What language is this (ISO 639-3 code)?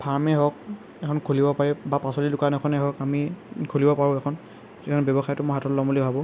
asm